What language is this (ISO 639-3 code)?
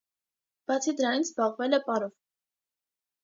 hye